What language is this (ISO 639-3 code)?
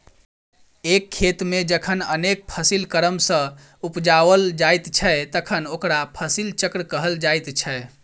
mai